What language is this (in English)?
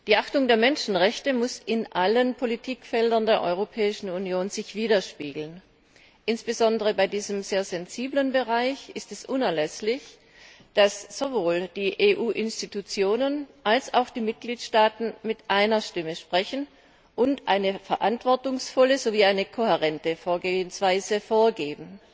German